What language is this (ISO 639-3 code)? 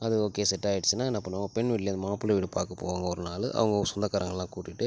tam